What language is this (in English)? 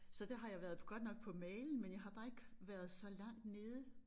Danish